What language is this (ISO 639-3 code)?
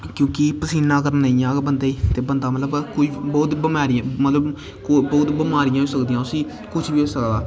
doi